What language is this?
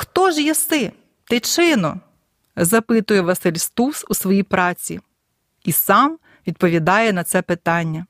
Ukrainian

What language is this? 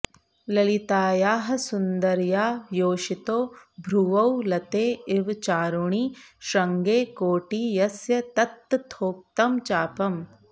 Sanskrit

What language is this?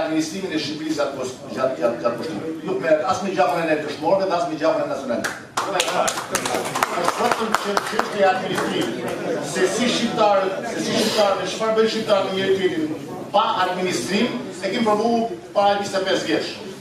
Romanian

